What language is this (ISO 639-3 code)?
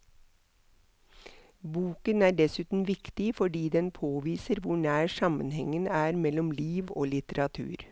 nor